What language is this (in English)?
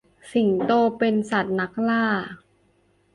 Thai